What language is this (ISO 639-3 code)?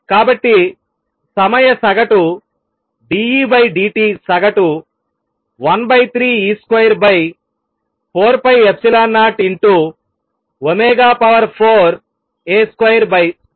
tel